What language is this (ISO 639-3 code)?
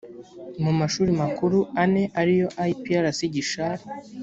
kin